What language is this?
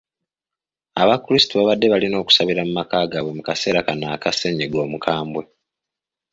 Ganda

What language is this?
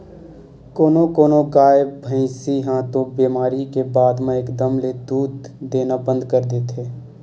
Chhattisgarhi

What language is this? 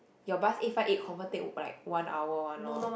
English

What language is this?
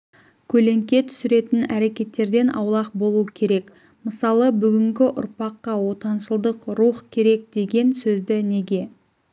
Kazakh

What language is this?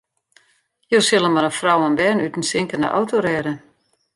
Western Frisian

